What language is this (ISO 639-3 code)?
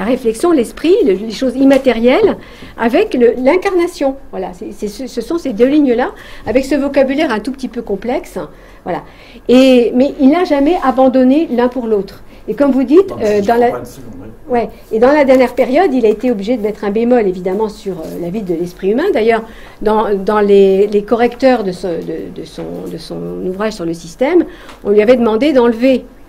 fra